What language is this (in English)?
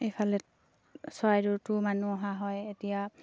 Assamese